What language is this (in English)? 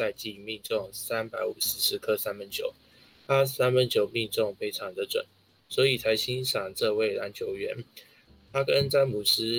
Chinese